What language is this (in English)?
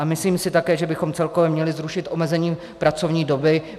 Czech